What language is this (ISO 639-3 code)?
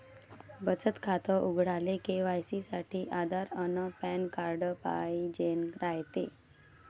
mar